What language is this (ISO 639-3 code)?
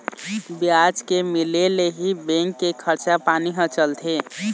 hne